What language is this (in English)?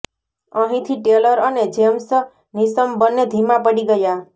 Gujarati